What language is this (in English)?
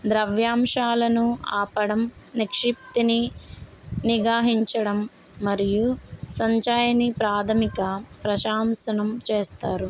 Telugu